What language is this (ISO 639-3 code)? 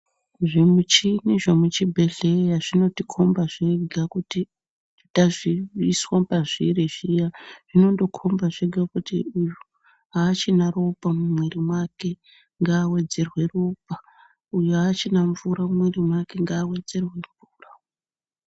ndc